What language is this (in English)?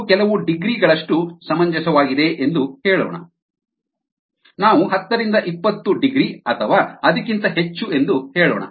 Kannada